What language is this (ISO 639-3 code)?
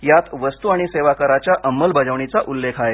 mar